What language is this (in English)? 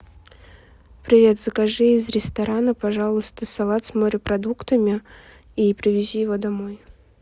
Russian